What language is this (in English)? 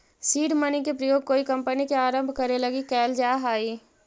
Magahi